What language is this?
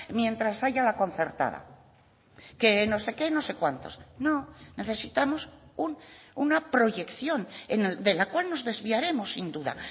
Spanish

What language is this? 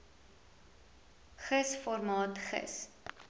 Afrikaans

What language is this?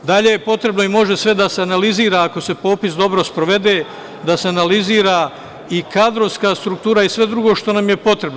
Serbian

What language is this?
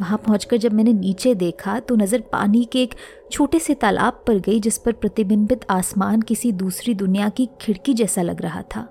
Hindi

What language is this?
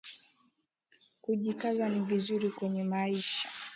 Swahili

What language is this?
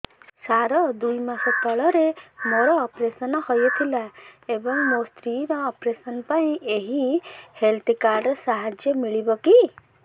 Odia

